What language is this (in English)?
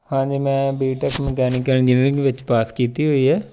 Punjabi